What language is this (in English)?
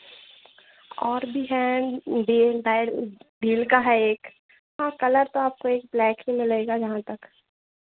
Hindi